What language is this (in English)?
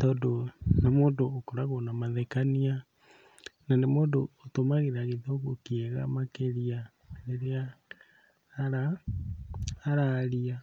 Kikuyu